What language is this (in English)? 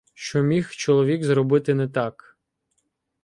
Ukrainian